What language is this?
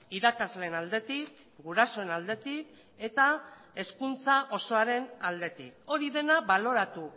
Basque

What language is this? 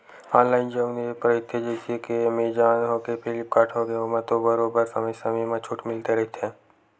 Chhattisgarhi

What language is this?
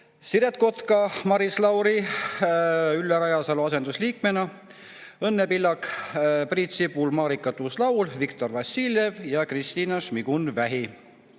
Estonian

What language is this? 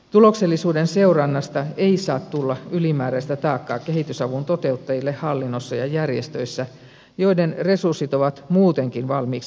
Finnish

